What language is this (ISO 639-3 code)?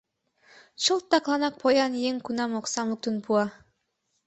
chm